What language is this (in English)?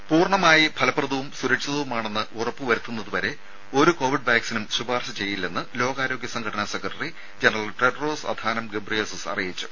Malayalam